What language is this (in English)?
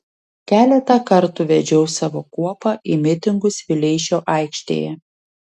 Lithuanian